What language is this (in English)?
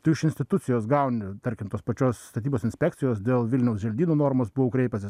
Lithuanian